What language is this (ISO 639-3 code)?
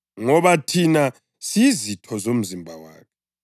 nde